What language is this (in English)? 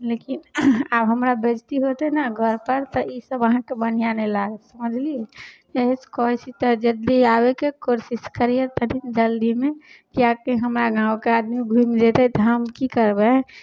Maithili